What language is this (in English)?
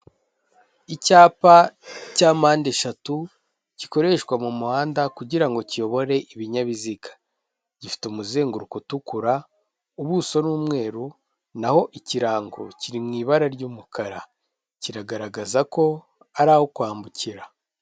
Kinyarwanda